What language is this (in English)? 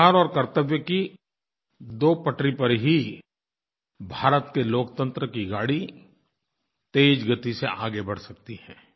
Hindi